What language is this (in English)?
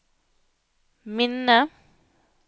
Norwegian